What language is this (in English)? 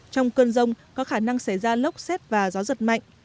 Vietnamese